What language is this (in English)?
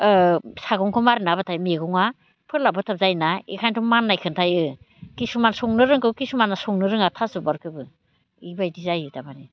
Bodo